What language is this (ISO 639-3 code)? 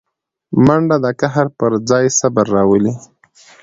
pus